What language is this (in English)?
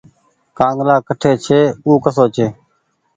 Goaria